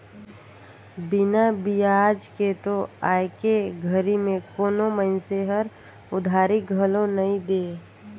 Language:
Chhattisgarhi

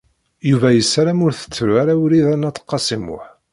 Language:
Kabyle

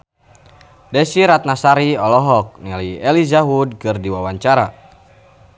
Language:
Sundanese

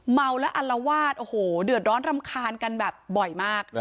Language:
Thai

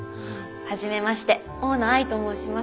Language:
Japanese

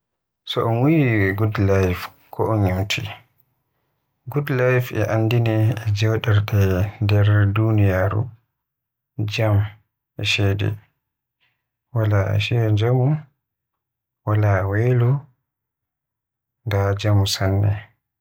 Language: Western Niger Fulfulde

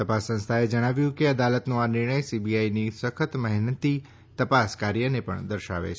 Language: Gujarati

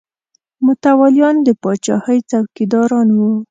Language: Pashto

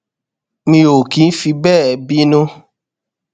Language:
Yoruba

